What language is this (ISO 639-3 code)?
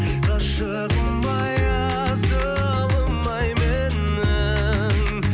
kaz